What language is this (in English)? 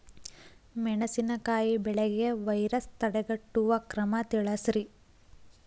Kannada